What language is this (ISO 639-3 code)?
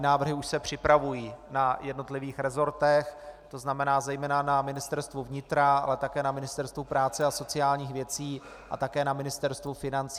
ces